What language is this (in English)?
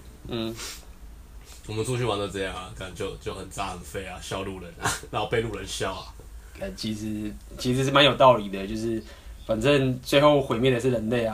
Chinese